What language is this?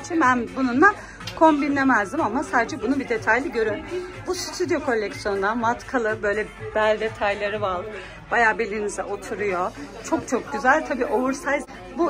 Turkish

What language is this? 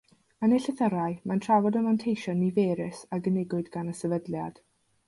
Welsh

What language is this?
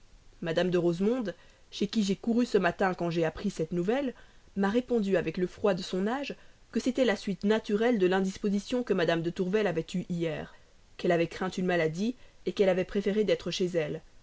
French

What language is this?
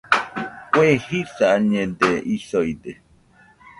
Nüpode Huitoto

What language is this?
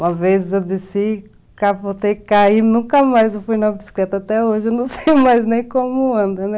Portuguese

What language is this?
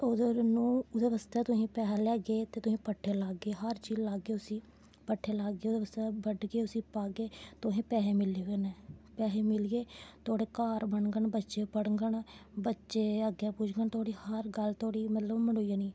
Dogri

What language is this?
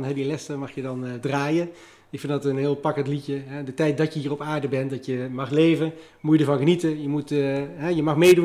Dutch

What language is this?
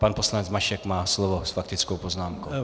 Czech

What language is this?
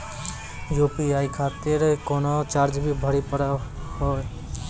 Maithili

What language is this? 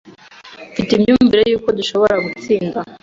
Kinyarwanda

